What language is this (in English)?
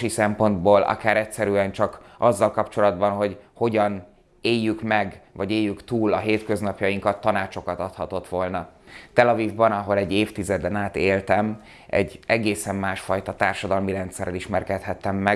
Hungarian